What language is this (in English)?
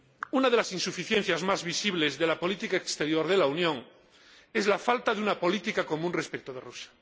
Spanish